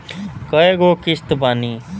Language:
Bhojpuri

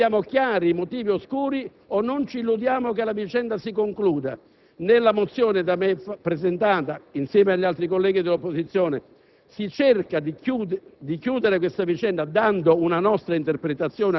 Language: Italian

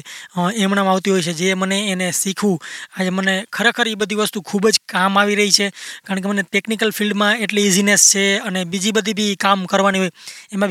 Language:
Gujarati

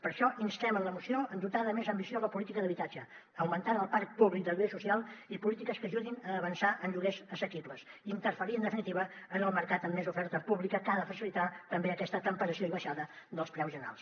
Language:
Catalan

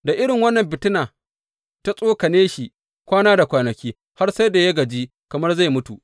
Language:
Hausa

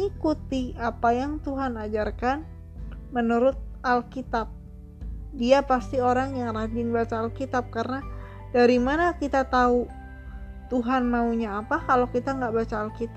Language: Indonesian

